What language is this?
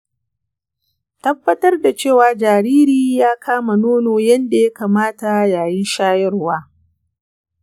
Hausa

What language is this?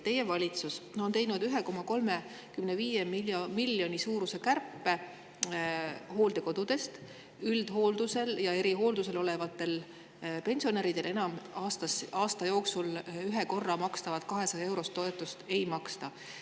Estonian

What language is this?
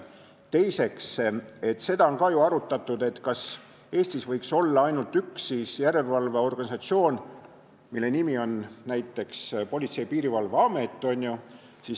Estonian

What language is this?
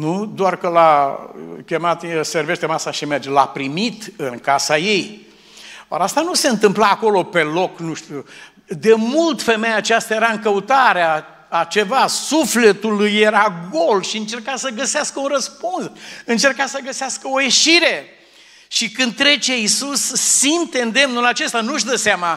Romanian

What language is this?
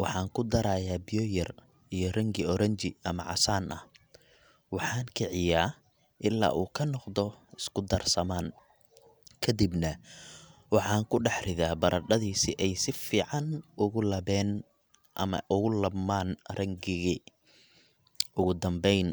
Somali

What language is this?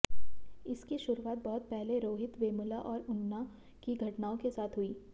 Hindi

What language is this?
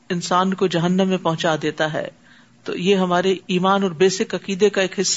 Urdu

